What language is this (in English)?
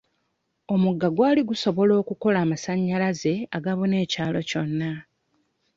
Ganda